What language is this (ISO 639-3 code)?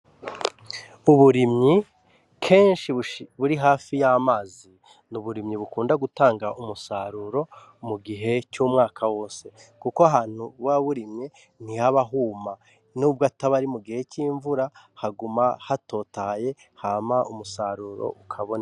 run